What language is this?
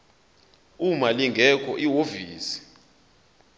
Zulu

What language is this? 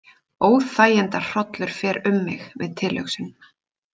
Icelandic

